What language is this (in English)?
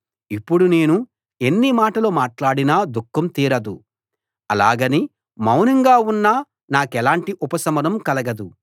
Telugu